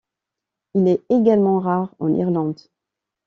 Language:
French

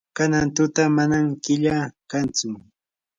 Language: Yanahuanca Pasco Quechua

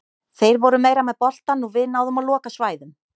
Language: Icelandic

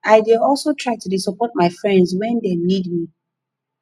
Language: Nigerian Pidgin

